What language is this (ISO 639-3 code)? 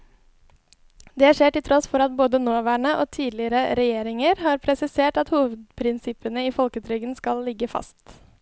nor